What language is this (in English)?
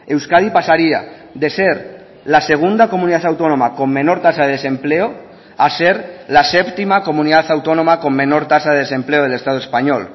Spanish